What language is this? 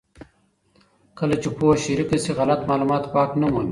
Pashto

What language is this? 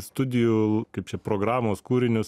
Lithuanian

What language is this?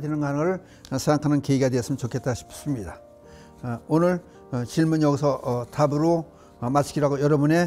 Korean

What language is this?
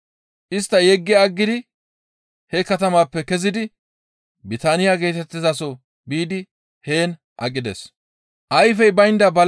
Gamo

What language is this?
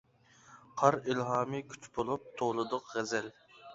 Uyghur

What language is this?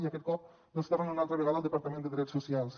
Catalan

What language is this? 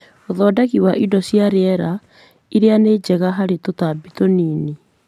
Kikuyu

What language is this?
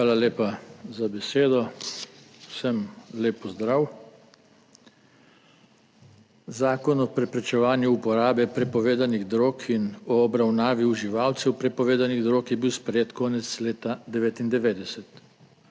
Slovenian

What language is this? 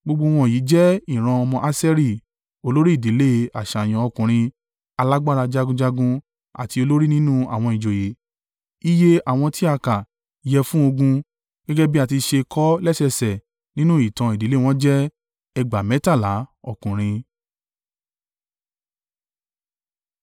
Yoruba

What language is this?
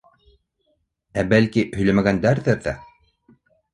Bashkir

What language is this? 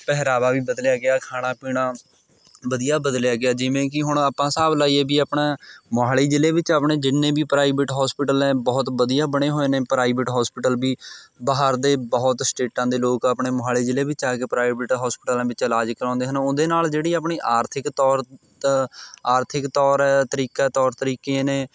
Punjabi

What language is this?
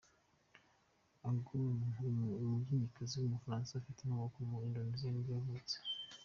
Kinyarwanda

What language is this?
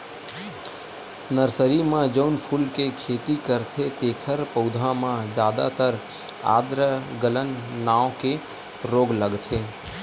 Chhattisgarhi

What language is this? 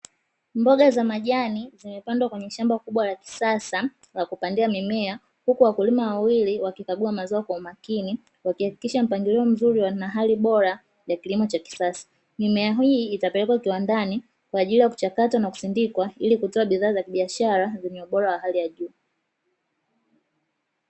Swahili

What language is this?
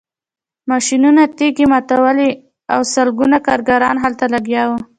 Pashto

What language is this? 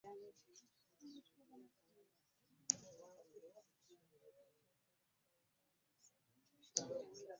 Ganda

